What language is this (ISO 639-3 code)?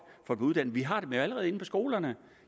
dan